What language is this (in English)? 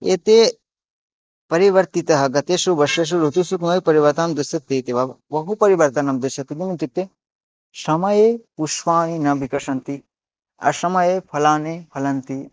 Sanskrit